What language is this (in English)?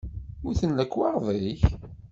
Kabyle